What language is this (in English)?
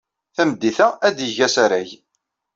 Kabyle